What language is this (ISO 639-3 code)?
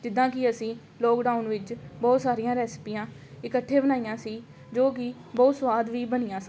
pan